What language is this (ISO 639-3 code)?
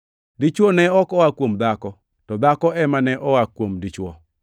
luo